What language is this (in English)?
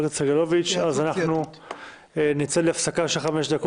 Hebrew